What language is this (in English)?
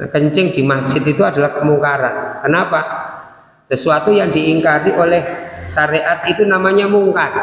Indonesian